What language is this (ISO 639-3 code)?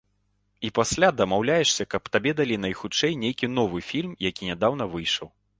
bel